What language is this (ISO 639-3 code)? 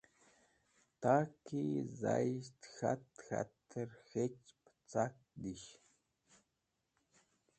wbl